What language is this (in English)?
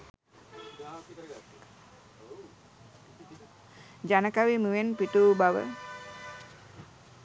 Sinhala